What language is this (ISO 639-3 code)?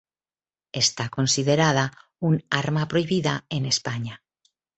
spa